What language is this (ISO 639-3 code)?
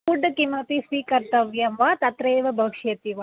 san